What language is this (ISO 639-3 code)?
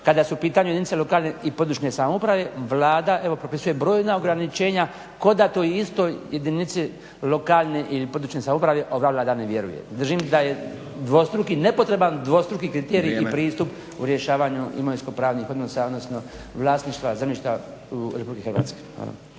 hrv